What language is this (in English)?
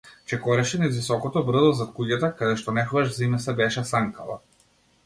Macedonian